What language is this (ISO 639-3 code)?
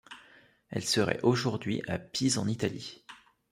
fra